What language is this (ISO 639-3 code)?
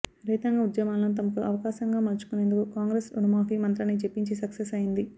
tel